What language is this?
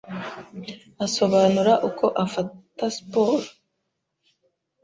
Kinyarwanda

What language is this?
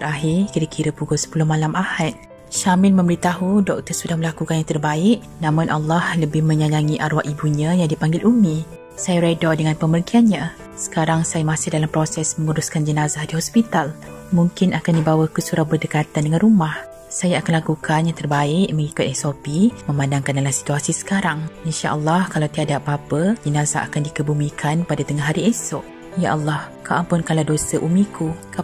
Malay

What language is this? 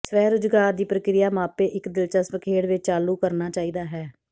Punjabi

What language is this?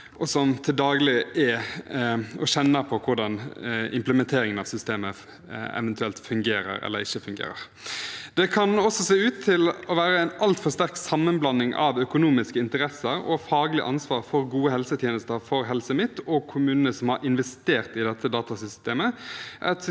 Norwegian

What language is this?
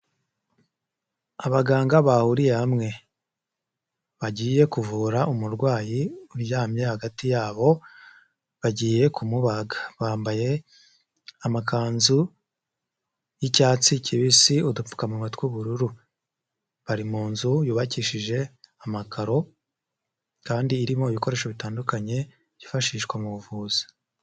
Kinyarwanda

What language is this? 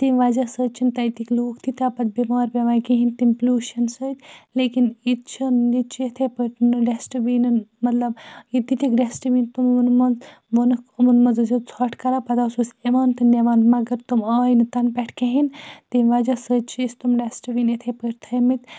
Kashmiri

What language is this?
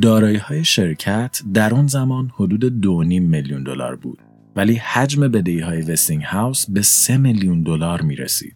Persian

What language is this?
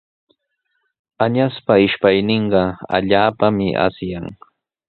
Sihuas Ancash Quechua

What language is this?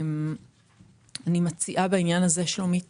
Hebrew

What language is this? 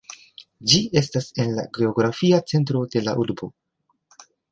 Esperanto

